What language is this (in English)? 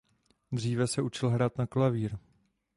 Czech